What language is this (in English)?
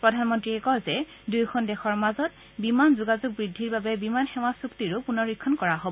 Assamese